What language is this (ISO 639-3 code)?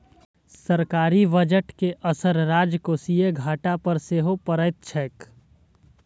mai